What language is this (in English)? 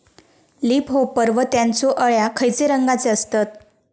Marathi